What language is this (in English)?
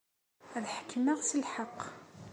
Kabyle